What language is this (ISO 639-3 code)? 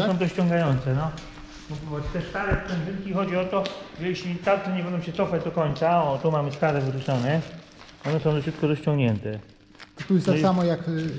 pol